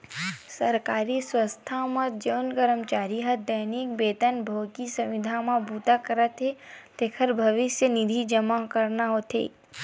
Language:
Chhattisgarhi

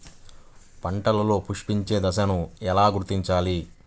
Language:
Telugu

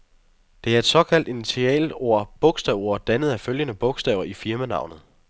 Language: Danish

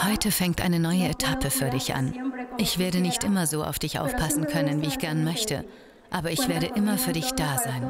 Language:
German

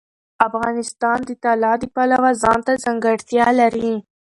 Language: Pashto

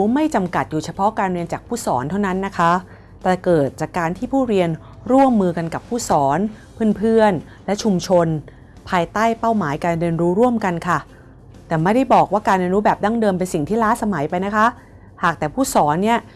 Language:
Thai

